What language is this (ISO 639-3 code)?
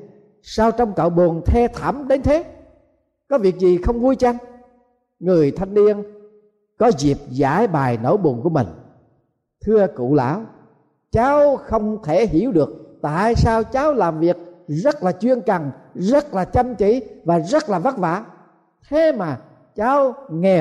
vie